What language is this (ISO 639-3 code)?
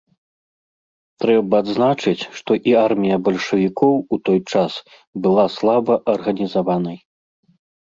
bel